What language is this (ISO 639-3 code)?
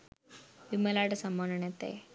sin